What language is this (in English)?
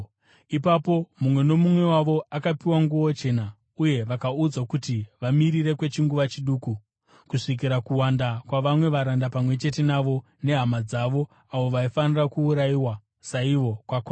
Shona